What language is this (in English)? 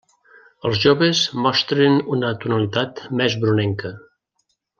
Catalan